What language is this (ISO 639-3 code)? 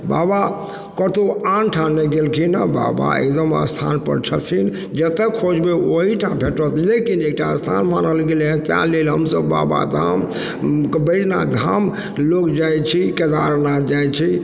mai